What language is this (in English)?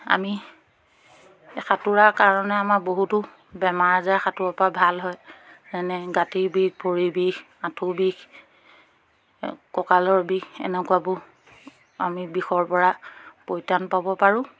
Assamese